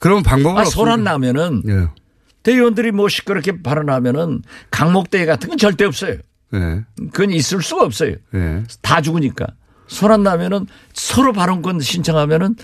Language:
Korean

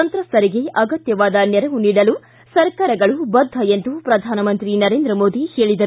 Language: Kannada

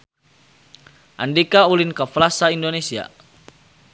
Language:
Sundanese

